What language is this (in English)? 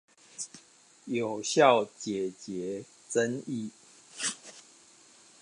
Chinese